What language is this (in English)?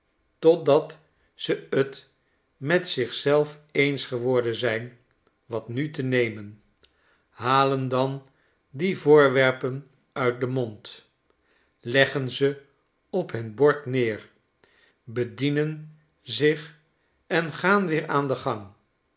Dutch